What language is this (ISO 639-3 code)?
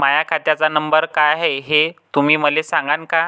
mar